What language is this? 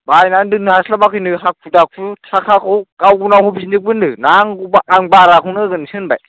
Bodo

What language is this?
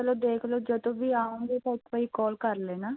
Punjabi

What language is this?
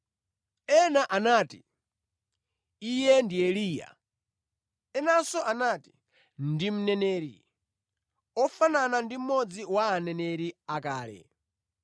Nyanja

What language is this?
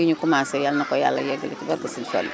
Wolof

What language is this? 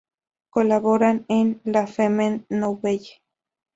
Spanish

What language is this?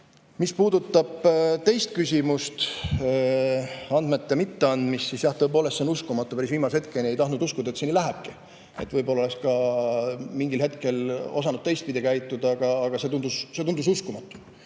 Estonian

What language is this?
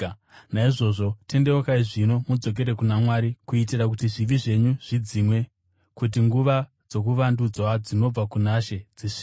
Shona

